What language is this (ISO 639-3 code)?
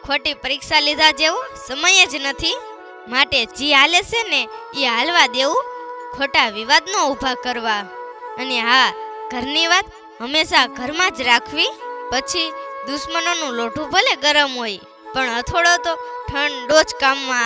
guj